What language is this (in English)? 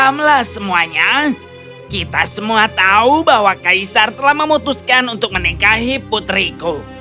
Indonesian